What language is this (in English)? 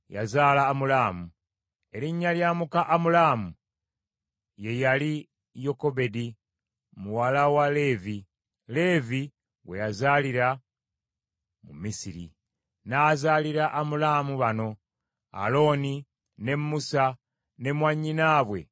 Ganda